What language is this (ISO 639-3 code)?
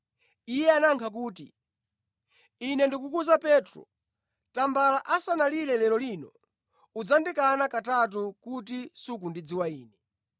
nya